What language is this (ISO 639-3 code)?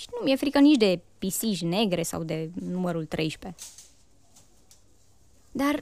ron